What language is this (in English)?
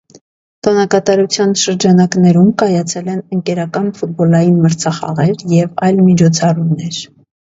Armenian